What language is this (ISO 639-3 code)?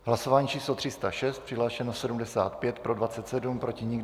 ces